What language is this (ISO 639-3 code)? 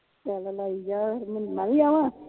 pan